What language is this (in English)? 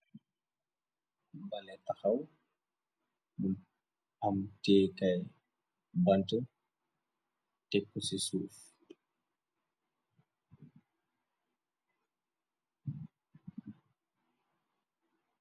Wolof